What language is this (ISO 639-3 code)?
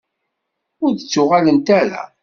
kab